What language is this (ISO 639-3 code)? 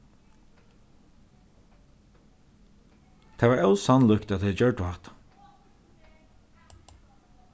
fao